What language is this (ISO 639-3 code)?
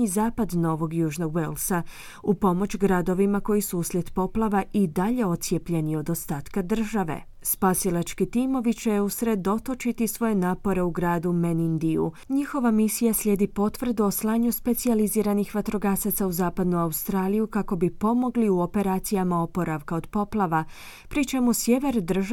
hrv